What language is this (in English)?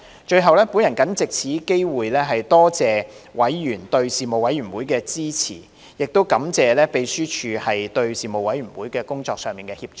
Cantonese